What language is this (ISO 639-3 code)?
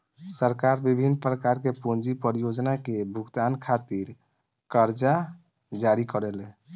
bho